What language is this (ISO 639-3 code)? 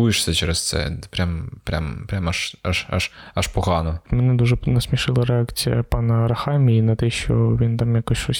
ukr